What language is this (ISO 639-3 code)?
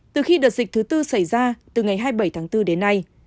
vie